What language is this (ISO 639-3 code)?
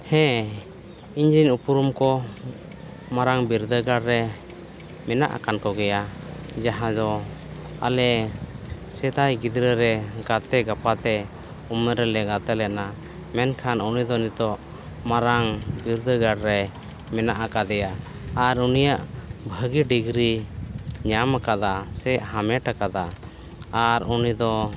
sat